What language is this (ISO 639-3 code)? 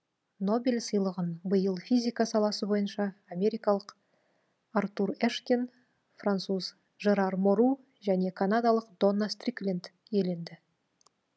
kaz